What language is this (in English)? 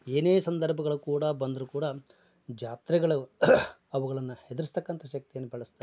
Kannada